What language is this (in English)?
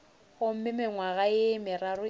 Northern Sotho